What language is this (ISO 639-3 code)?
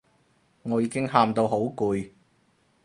yue